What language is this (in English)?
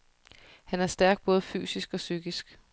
Danish